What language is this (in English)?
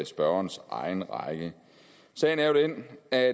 Danish